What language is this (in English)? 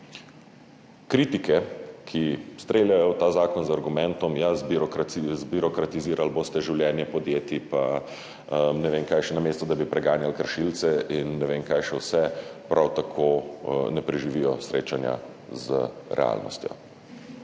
Slovenian